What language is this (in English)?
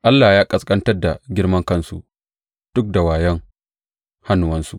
Hausa